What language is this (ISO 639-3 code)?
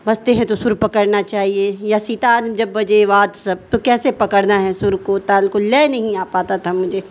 urd